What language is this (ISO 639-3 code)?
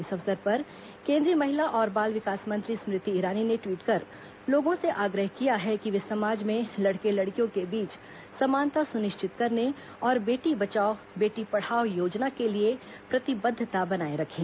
hin